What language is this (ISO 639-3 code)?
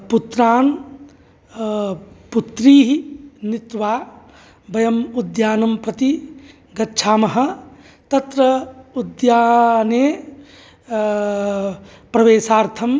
san